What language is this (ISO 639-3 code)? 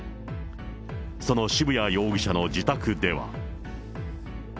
jpn